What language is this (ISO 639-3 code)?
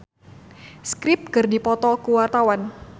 sun